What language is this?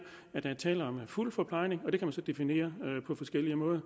Danish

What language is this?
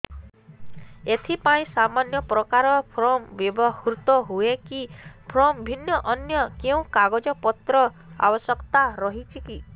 Odia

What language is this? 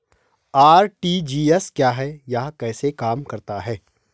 Hindi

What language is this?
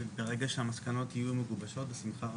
Hebrew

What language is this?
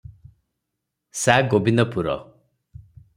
Odia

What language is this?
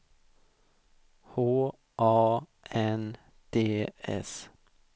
Swedish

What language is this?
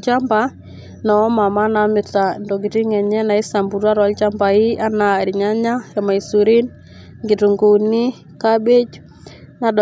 Masai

